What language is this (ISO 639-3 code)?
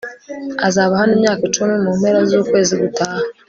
kin